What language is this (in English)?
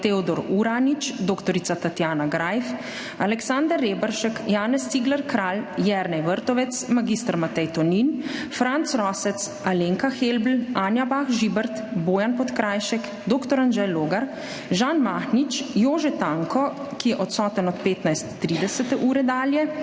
Slovenian